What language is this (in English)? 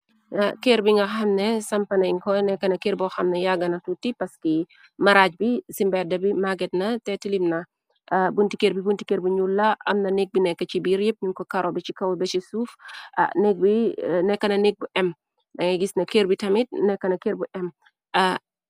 Wolof